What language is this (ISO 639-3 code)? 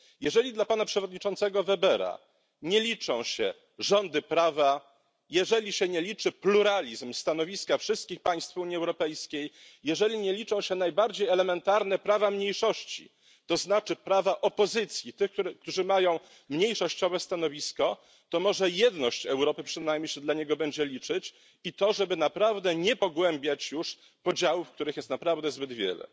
pol